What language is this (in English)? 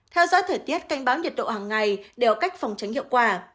Vietnamese